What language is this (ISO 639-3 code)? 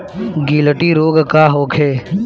bho